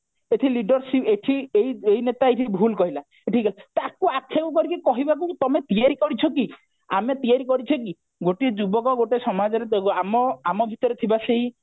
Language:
Odia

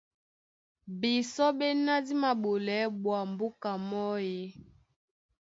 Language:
Duala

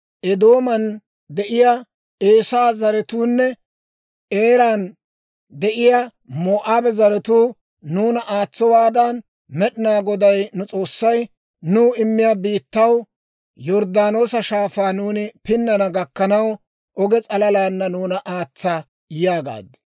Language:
Dawro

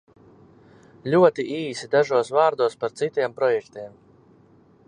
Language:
Latvian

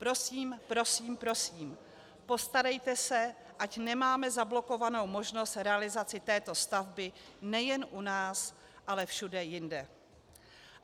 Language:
Czech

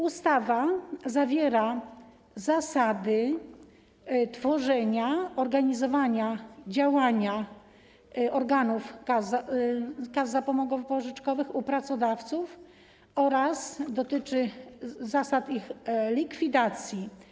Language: Polish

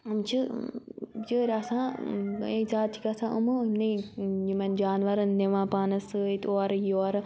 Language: Kashmiri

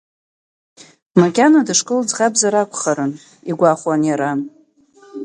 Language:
Abkhazian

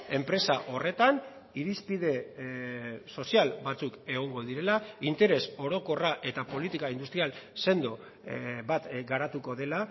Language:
Basque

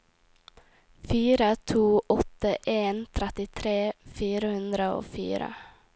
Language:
Norwegian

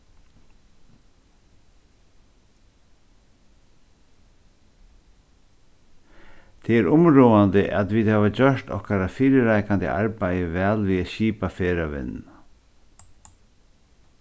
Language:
Faroese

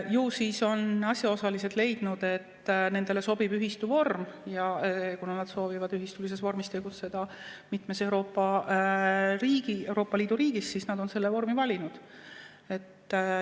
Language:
Estonian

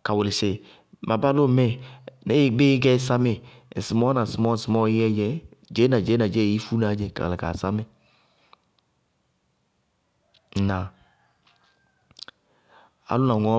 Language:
Bago-Kusuntu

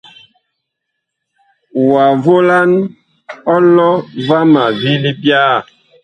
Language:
Bakoko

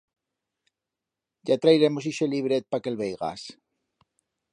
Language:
Aragonese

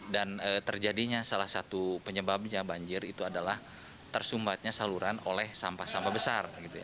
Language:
Indonesian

